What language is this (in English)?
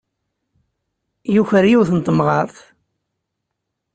Kabyle